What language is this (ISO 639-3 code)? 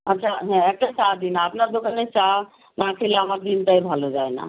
ben